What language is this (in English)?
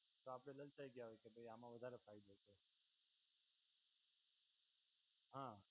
Gujarati